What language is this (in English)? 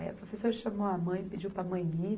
Portuguese